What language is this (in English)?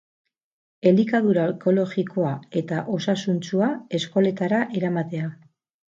Basque